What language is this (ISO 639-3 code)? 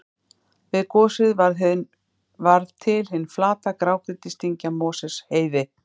isl